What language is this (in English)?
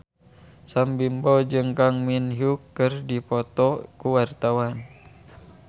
Sundanese